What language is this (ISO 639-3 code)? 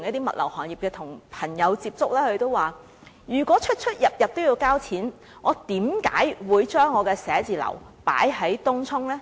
yue